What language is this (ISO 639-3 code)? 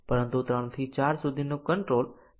guj